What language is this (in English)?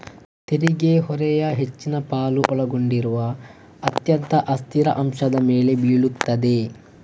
Kannada